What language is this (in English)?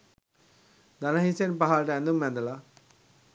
Sinhala